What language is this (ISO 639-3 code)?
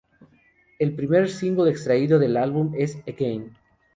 spa